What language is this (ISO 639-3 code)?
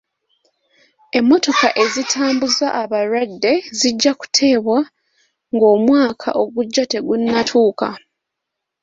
lug